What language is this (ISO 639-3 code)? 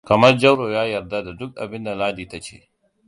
hau